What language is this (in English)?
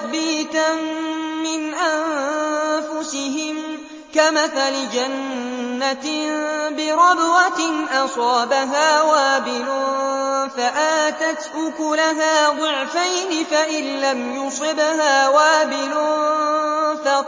Arabic